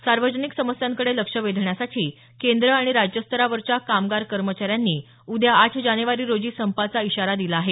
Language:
Marathi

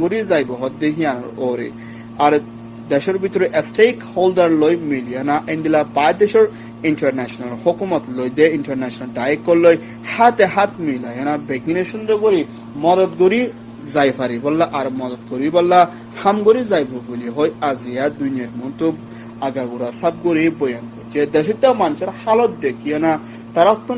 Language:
Bangla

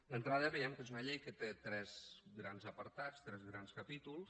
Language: Catalan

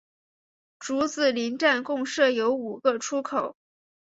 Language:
Chinese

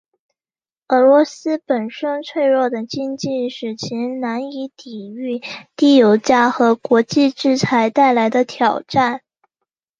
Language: Chinese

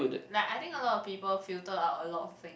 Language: English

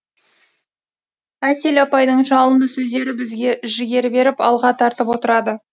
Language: Kazakh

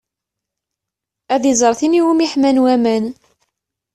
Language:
Kabyle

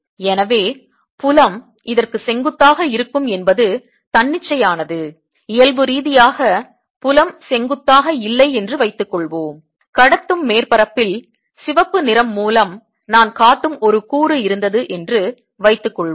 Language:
Tamil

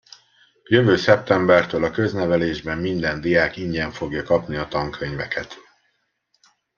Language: Hungarian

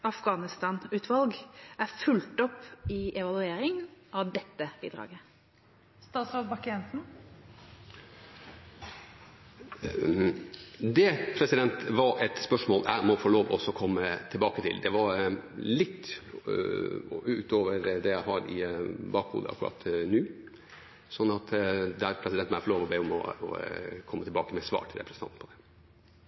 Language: Norwegian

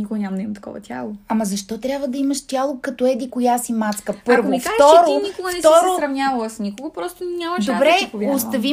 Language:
Bulgarian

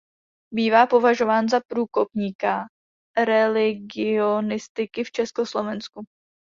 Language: Czech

